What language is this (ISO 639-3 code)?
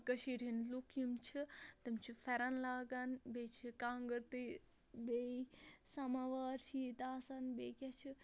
kas